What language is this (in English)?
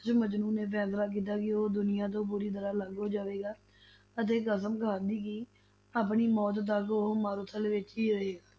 Punjabi